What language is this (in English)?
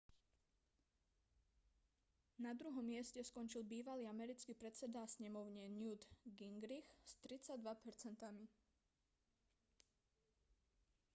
Slovak